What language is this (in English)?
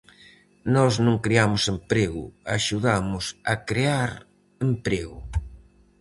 Galician